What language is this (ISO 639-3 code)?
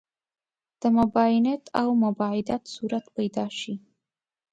pus